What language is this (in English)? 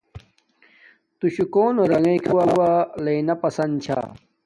Domaaki